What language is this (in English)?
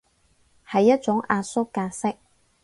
Cantonese